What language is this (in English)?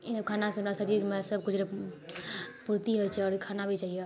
Maithili